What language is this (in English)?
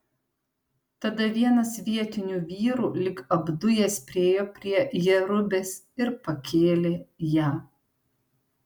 Lithuanian